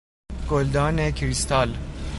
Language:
Persian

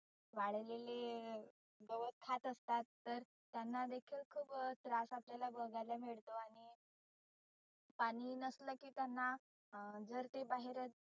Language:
Marathi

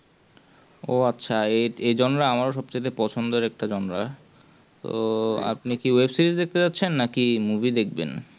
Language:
Bangla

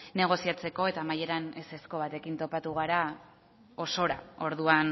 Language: Basque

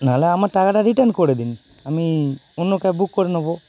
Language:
Bangla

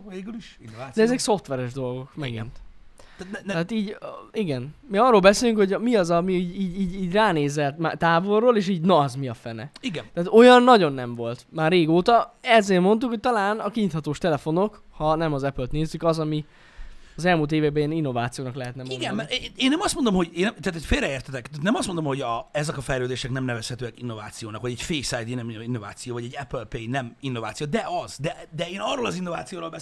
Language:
Hungarian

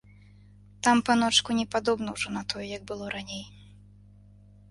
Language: Belarusian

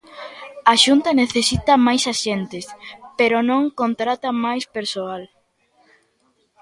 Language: Galician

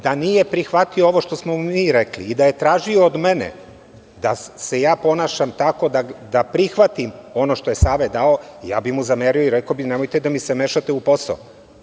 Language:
Serbian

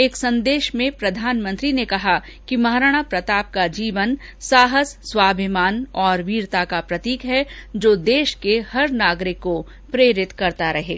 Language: Hindi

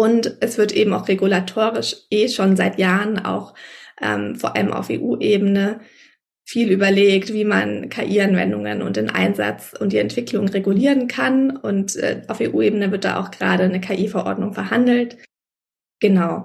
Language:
German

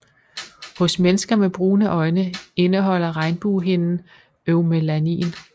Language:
Danish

